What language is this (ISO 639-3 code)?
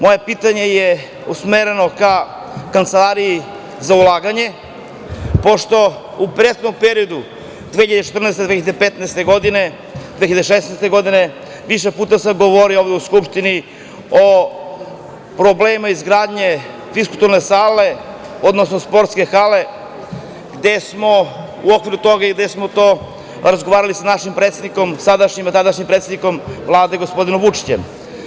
srp